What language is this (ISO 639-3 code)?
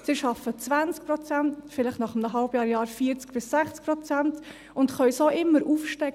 gsw